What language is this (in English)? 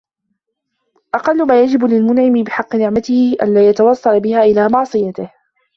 Arabic